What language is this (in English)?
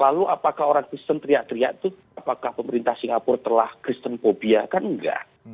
Indonesian